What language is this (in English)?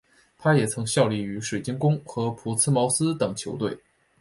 Chinese